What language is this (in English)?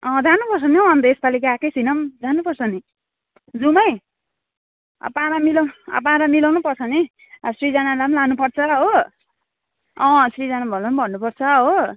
Nepali